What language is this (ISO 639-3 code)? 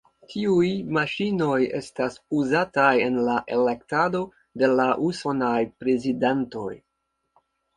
epo